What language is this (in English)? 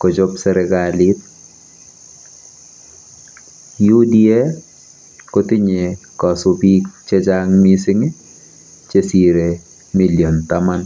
Kalenjin